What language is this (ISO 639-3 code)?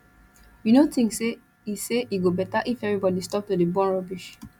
pcm